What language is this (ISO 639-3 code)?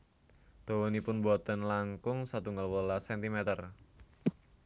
jav